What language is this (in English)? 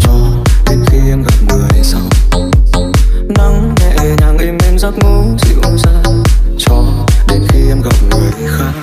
Vietnamese